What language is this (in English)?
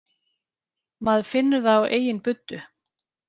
Icelandic